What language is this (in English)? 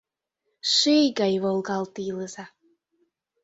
Mari